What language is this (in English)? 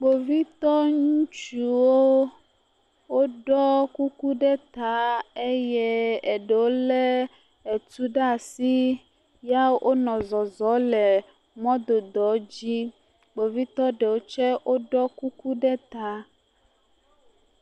Ewe